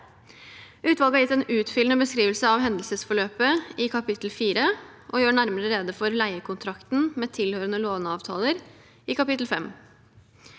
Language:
Norwegian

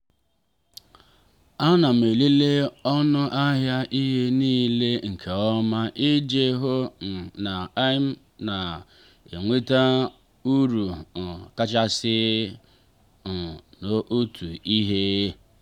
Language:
Igbo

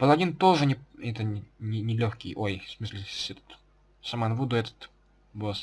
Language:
Russian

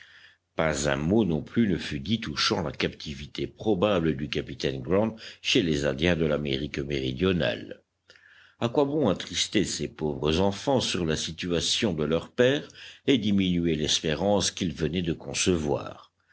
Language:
French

